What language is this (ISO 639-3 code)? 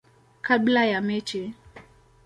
swa